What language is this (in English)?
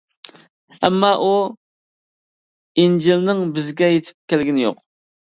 Uyghur